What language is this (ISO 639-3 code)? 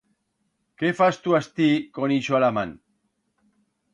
arg